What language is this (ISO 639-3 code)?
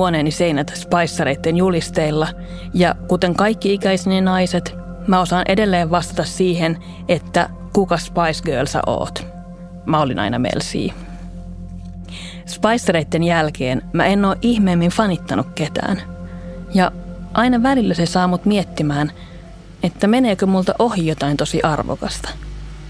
fin